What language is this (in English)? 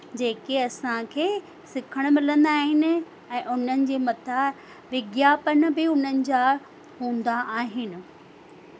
Sindhi